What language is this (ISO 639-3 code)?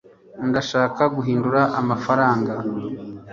kin